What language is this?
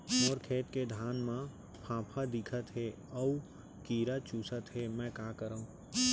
Chhattisgarhi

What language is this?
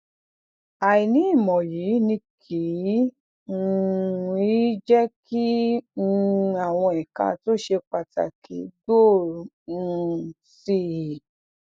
Yoruba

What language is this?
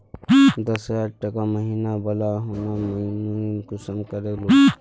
Magahi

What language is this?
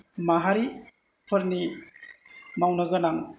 Bodo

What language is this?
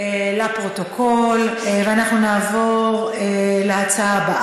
Hebrew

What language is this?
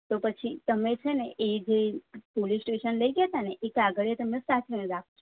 Gujarati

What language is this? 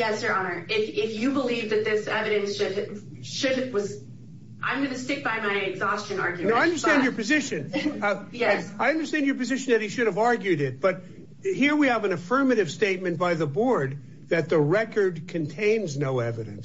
English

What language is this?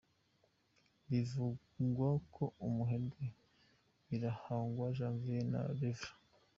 Kinyarwanda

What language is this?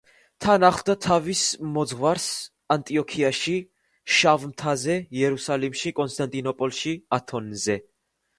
Georgian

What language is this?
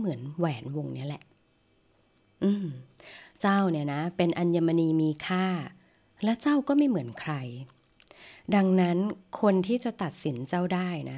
Thai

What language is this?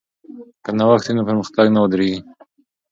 Pashto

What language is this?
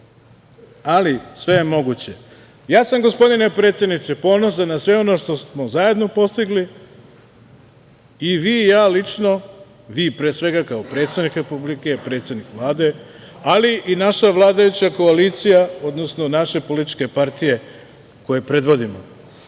Serbian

